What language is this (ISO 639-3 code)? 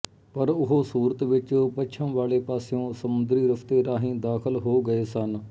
pan